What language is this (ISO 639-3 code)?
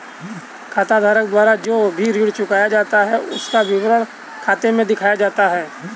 hin